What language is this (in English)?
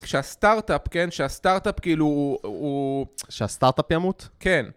Hebrew